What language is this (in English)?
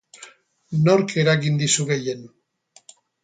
Basque